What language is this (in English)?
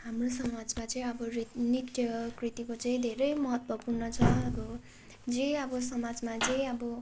Nepali